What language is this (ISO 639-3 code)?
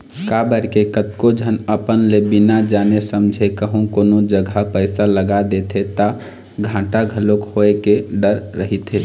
hne